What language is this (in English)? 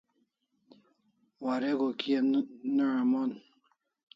Kalasha